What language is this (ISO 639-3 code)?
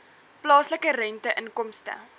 afr